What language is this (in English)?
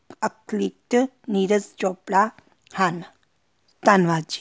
Punjabi